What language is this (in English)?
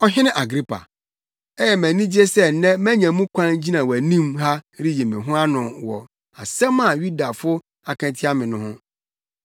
Akan